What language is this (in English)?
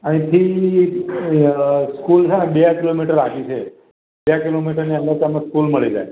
Gujarati